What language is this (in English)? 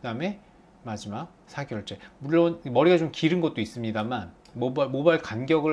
Korean